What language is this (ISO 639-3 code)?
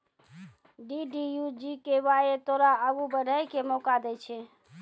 mai